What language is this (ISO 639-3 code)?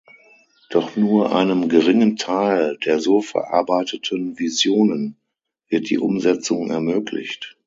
deu